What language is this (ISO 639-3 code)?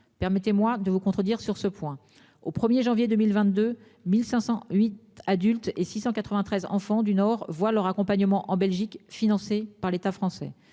fra